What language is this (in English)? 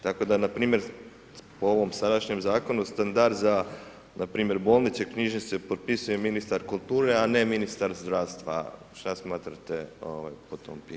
Croatian